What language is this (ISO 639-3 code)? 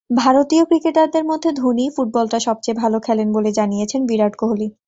ben